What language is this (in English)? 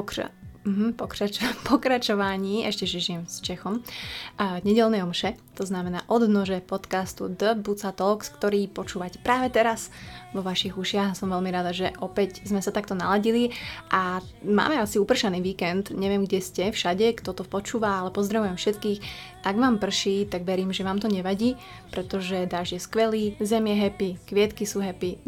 Slovak